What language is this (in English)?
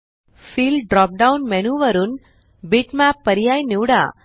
Marathi